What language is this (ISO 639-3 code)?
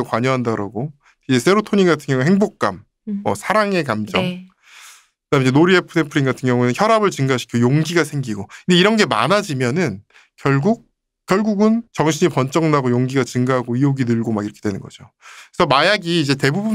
kor